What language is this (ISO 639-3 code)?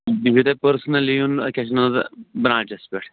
kas